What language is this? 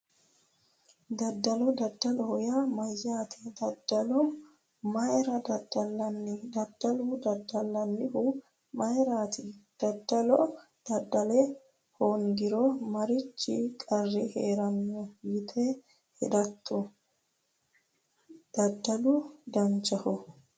Sidamo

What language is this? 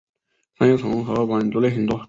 Chinese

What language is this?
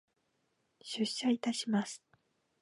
Japanese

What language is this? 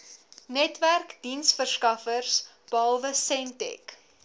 Afrikaans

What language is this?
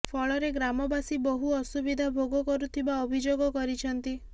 Odia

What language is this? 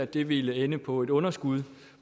Danish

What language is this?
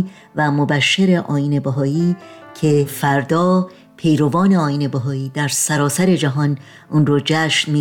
Persian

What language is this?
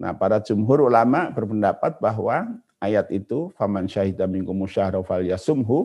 Indonesian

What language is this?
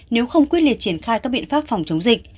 Vietnamese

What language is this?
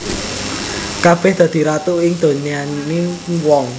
Javanese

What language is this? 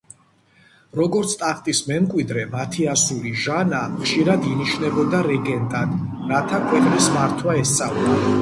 Georgian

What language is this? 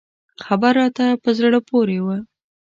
Pashto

